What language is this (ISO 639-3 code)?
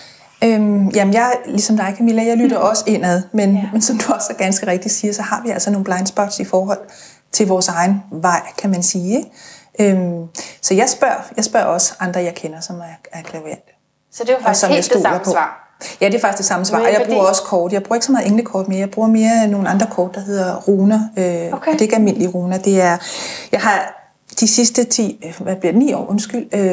dan